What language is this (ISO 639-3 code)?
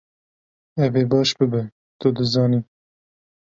kur